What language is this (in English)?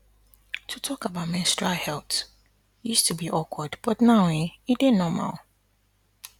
Nigerian Pidgin